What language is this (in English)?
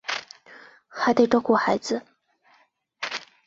Chinese